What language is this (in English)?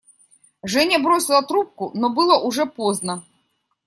Russian